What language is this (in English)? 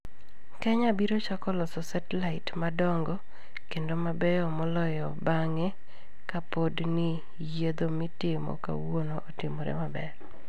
Luo (Kenya and Tanzania)